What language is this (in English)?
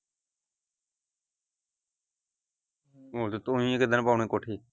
Punjabi